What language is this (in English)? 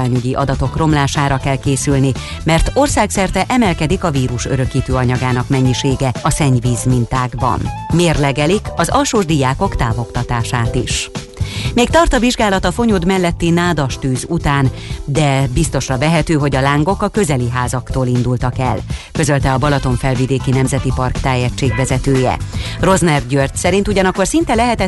Hungarian